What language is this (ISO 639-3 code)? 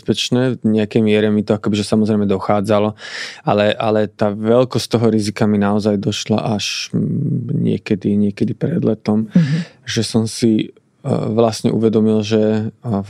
slk